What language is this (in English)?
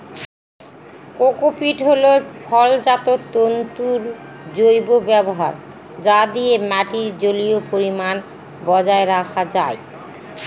Bangla